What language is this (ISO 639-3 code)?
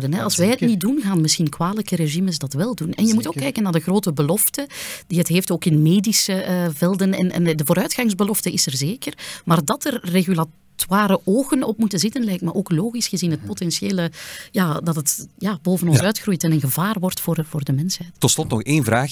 nld